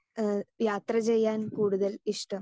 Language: Malayalam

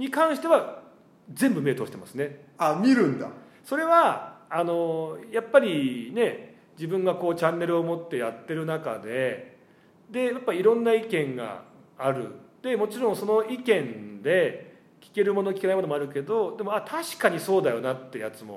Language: Japanese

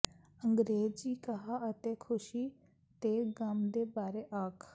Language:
Punjabi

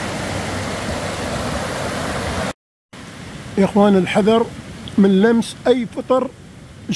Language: Arabic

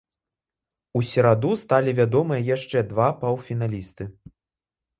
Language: Belarusian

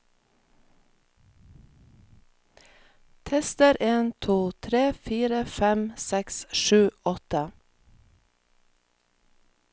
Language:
Norwegian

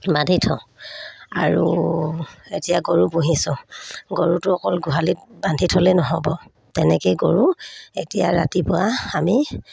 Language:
Assamese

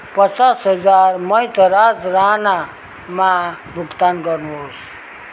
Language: Nepali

